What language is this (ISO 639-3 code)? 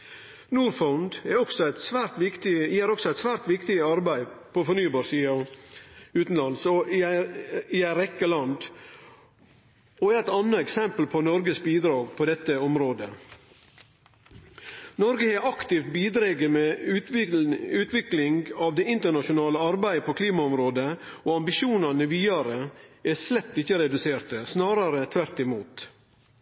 nno